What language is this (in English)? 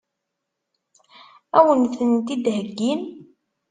Kabyle